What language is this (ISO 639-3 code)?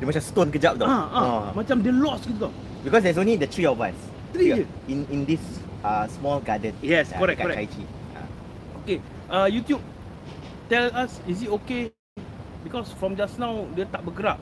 msa